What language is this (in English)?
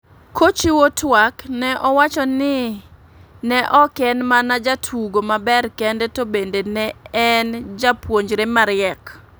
Luo (Kenya and Tanzania)